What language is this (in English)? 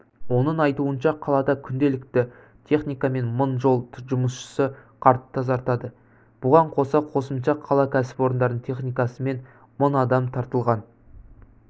Kazakh